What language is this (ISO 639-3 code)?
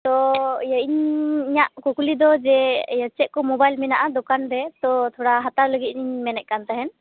sat